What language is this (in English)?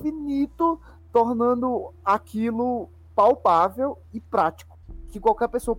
Portuguese